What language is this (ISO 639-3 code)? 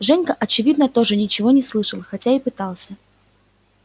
rus